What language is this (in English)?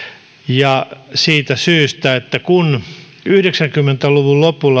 Finnish